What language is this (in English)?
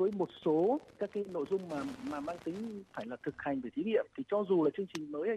Vietnamese